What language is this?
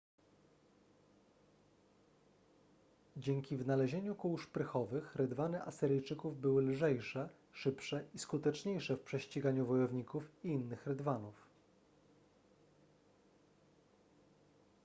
Polish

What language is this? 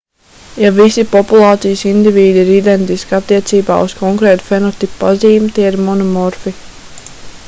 Latvian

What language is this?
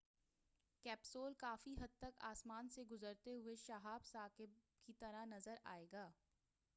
Urdu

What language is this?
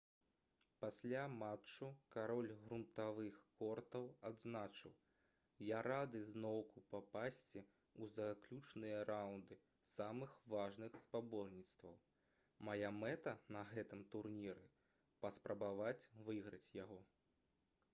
Belarusian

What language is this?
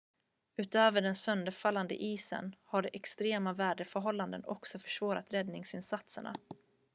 Swedish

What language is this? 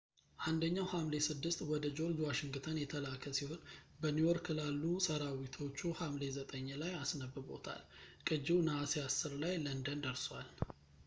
Amharic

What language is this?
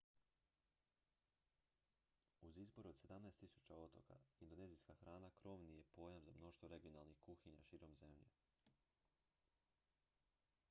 Croatian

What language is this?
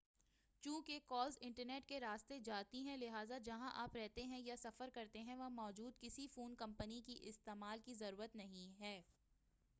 Urdu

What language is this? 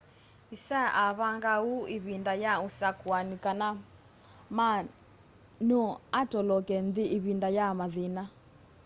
Kamba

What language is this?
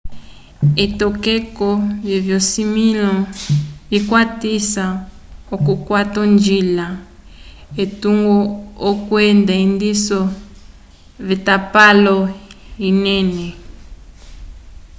Umbundu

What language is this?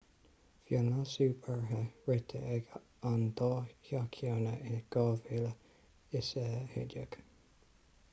Irish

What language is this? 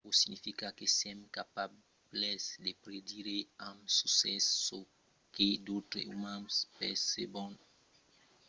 Occitan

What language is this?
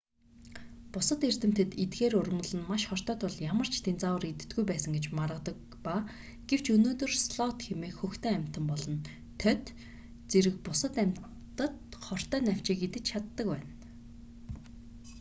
Mongolian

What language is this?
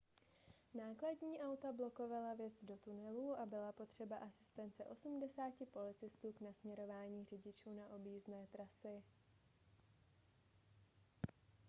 Czech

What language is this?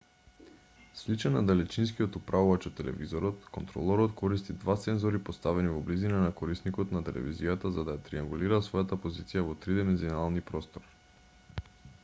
Macedonian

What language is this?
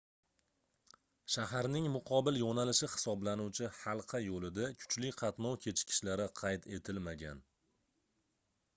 Uzbek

